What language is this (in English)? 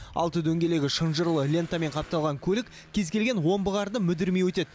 Kazakh